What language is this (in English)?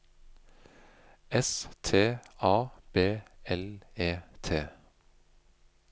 Norwegian